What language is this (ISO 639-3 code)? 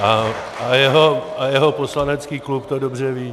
ces